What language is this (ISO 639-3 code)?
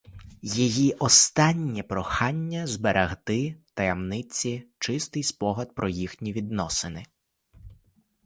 ukr